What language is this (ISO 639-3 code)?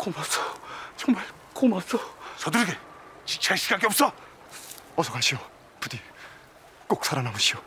kor